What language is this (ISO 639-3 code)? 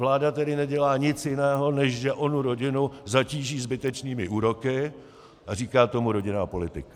ces